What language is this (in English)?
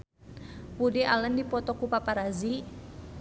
Sundanese